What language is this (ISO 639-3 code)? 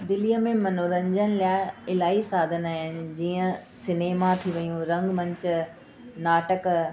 snd